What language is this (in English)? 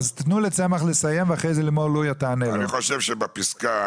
Hebrew